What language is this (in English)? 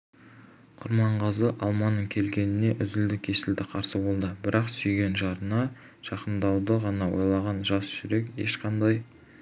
Kazakh